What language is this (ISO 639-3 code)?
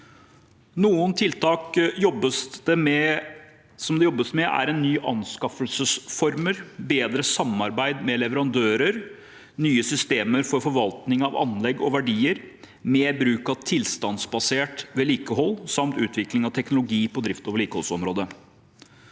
nor